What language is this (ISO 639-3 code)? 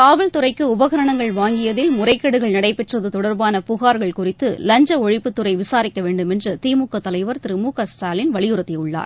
tam